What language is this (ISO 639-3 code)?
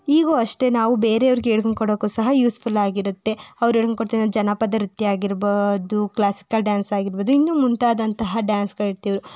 kan